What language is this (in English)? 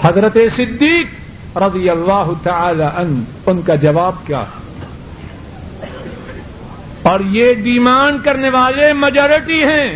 Urdu